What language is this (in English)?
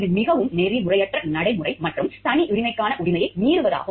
Tamil